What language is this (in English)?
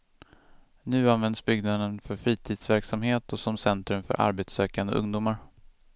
Swedish